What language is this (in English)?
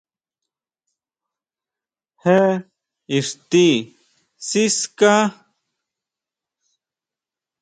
Huautla Mazatec